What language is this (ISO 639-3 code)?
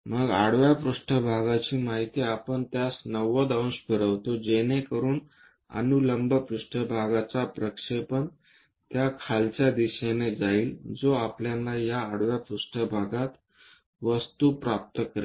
mar